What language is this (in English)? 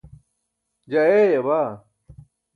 Burushaski